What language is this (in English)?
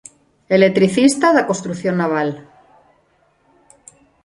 Galician